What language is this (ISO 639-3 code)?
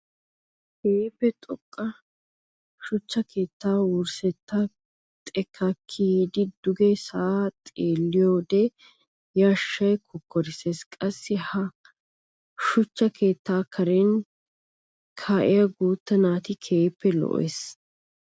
wal